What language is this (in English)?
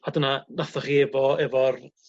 Welsh